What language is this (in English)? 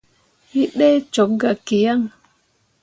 Mundang